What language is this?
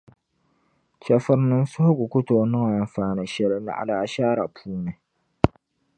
Dagbani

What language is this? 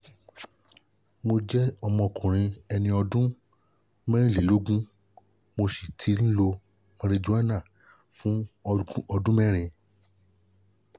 Yoruba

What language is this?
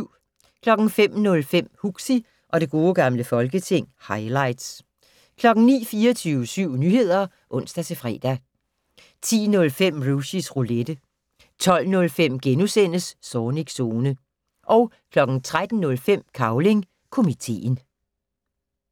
Danish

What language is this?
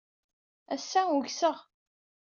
Kabyle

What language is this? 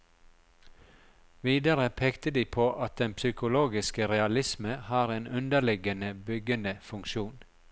Norwegian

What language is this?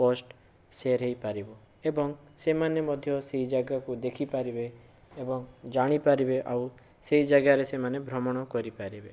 Odia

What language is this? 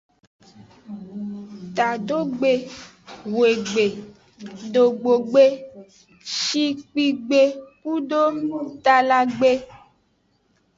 Aja (Benin)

